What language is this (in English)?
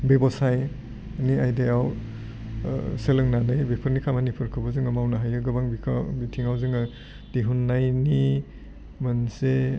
Bodo